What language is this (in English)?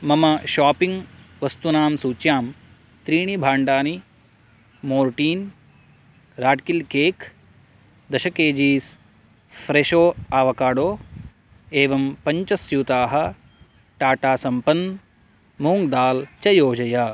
Sanskrit